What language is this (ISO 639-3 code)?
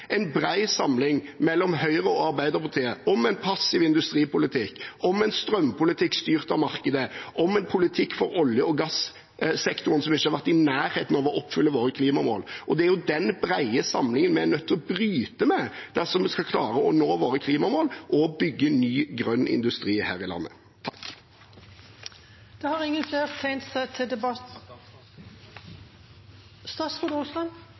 nob